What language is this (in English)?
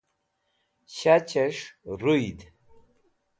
Wakhi